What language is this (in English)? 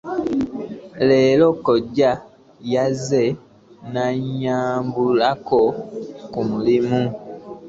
Ganda